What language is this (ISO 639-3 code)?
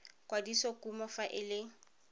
tsn